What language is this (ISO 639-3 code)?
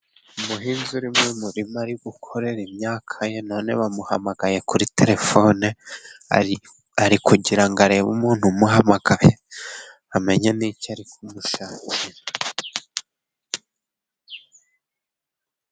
kin